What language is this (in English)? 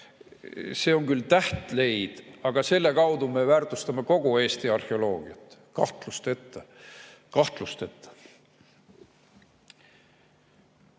Estonian